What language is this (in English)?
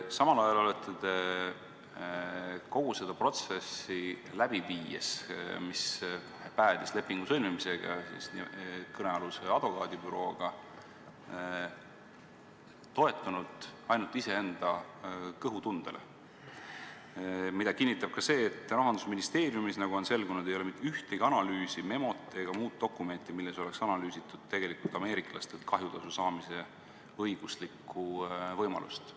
Estonian